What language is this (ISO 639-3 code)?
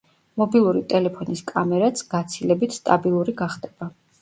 kat